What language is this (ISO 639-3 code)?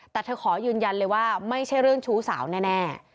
tha